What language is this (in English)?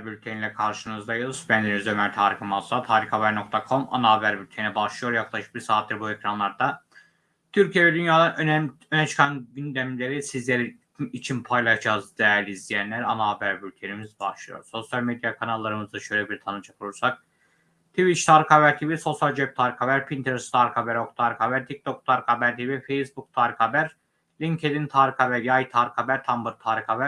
Turkish